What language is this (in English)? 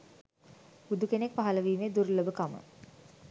Sinhala